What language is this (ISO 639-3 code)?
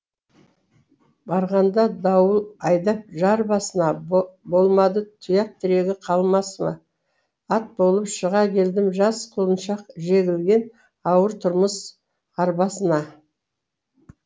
kaz